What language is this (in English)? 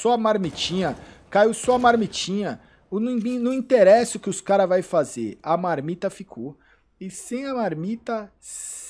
Portuguese